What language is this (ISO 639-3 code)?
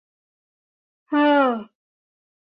tha